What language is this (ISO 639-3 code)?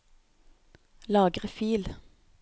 nor